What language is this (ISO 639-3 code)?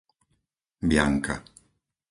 slk